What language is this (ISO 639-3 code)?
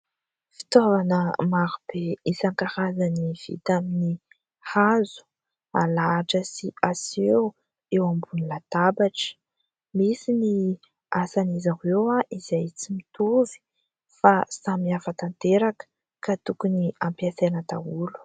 mlg